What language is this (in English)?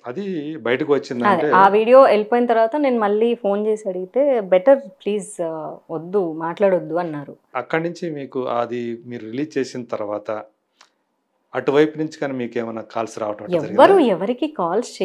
Telugu